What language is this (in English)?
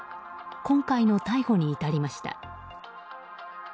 Japanese